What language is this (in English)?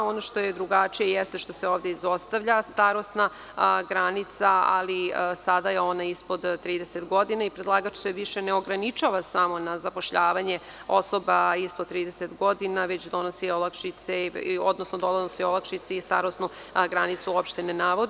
Serbian